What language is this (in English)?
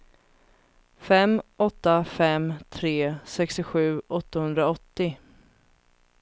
Swedish